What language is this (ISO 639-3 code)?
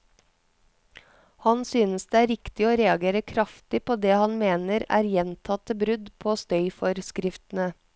nor